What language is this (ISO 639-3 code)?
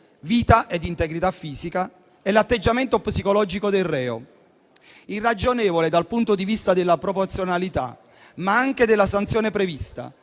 ita